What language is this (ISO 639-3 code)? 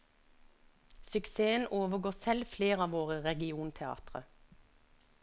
nor